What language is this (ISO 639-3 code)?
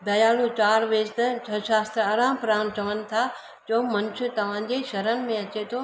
snd